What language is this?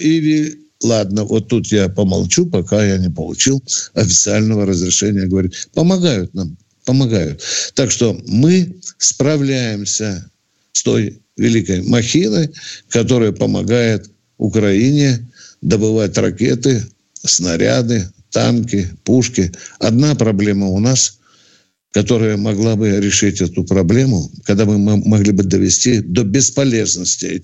Russian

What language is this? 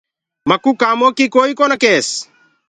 Gurgula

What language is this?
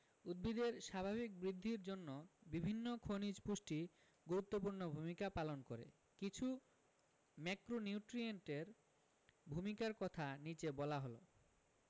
Bangla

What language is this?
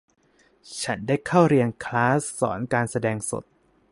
Thai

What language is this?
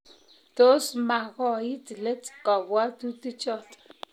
Kalenjin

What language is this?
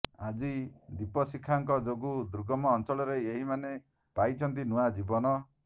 Odia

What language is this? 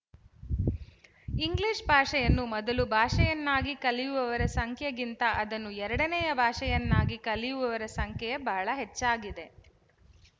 Kannada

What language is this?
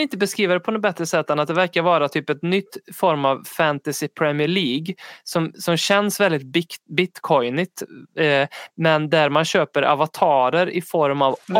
Swedish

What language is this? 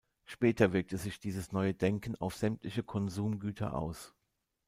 German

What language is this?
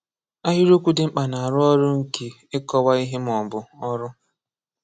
Igbo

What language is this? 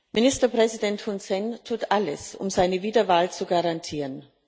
German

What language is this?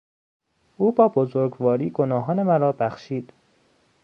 Persian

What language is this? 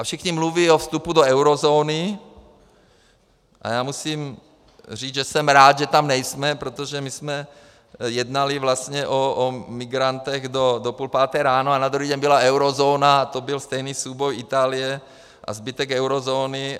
Czech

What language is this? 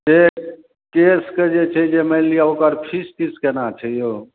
Maithili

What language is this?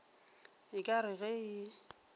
Northern Sotho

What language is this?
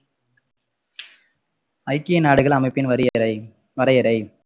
Tamil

